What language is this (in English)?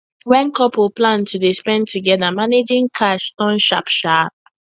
Nigerian Pidgin